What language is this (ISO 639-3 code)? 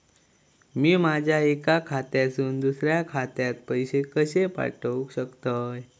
mar